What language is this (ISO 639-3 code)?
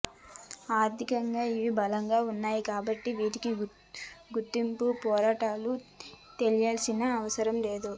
tel